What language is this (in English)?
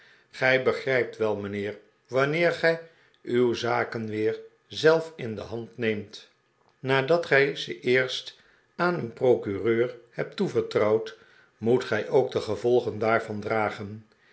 Dutch